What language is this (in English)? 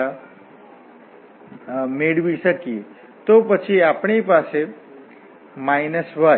Gujarati